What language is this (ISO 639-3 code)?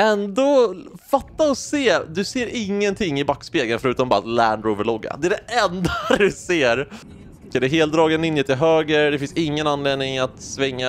swe